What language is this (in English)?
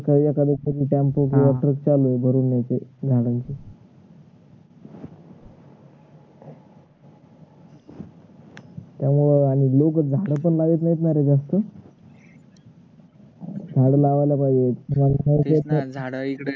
Marathi